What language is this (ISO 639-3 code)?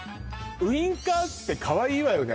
jpn